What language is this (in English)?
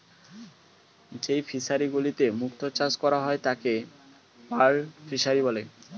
Bangla